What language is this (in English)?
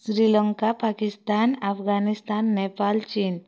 Odia